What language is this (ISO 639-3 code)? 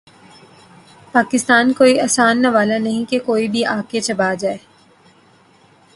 urd